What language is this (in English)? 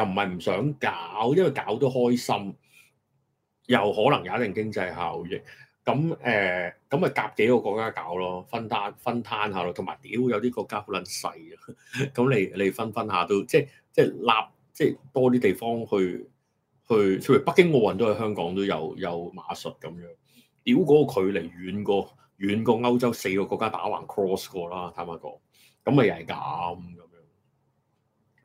Chinese